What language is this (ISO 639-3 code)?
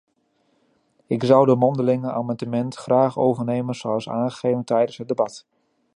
nld